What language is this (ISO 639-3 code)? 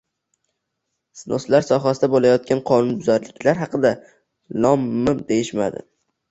uzb